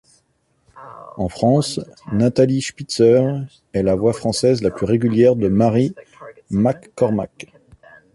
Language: French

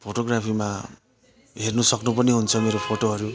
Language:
Nepali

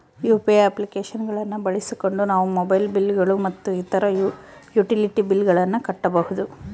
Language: Kannada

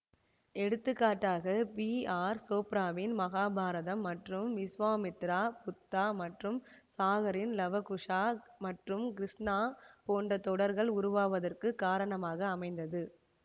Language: Tamil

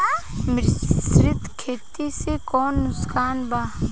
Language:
Bhojpuri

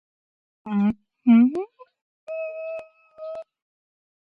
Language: Georgian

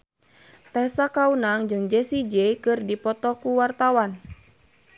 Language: Sundanese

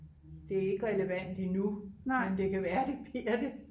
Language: Danish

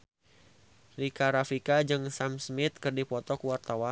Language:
Sundanese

